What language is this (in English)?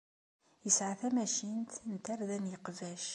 Kabyle